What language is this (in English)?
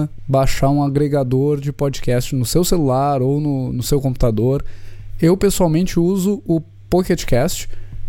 Portuguese